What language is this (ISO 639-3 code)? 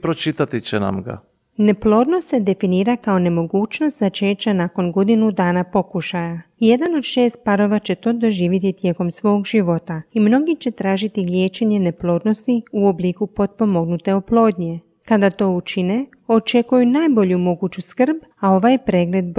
hrv